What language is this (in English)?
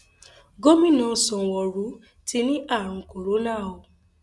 Yoruba